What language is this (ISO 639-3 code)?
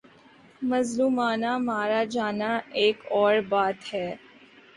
urd